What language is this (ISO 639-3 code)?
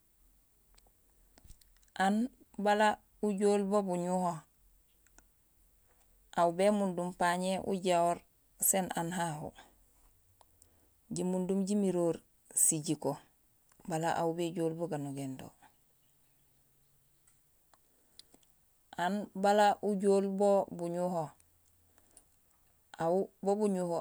gsl